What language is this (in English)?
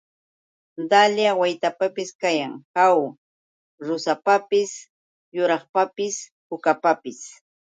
Yauyos Quechua